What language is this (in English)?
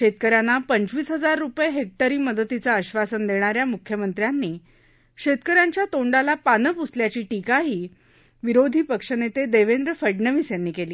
Marathi